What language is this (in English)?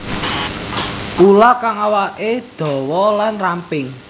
Javanese